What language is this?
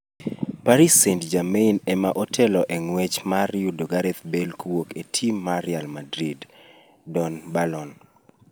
Luo (Kenya and Tanzania)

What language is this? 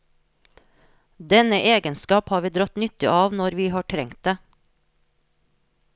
Norwegian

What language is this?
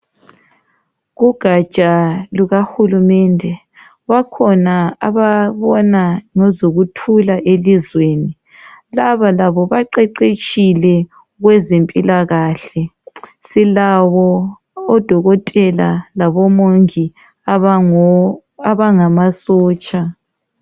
North Ndebele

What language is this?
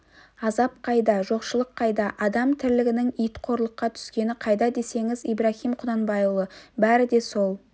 Kazakh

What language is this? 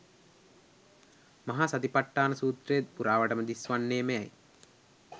Sinhala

